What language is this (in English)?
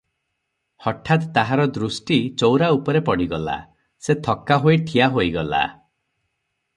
Odia